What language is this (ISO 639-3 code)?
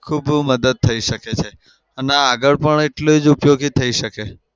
guj